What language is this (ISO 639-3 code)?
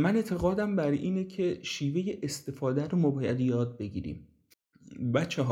fas